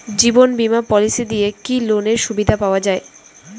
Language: Bangla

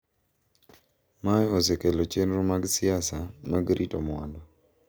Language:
Luo (Kenya and Tanzania)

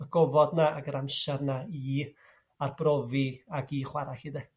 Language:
Welsh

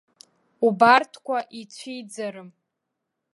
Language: Abkhazian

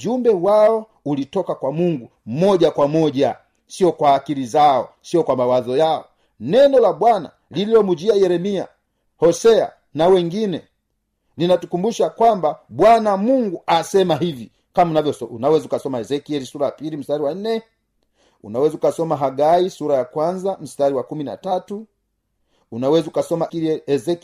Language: Swahili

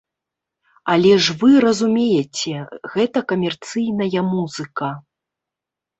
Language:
Belarusian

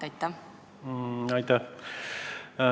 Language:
Estonian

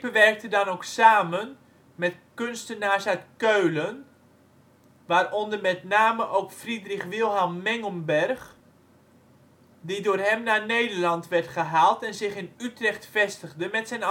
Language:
Dutch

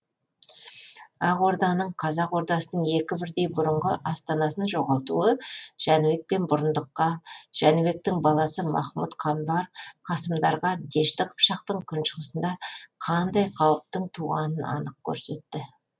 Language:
Kazakh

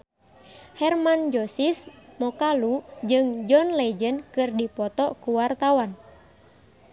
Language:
Sundanese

